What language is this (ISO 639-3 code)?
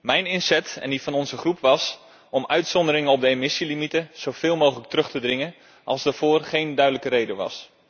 nld